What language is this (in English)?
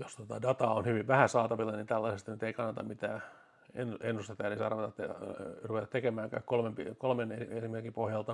Finnish